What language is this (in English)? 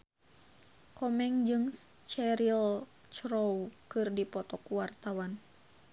Sundanese